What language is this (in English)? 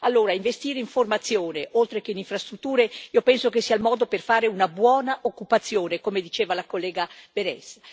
Italian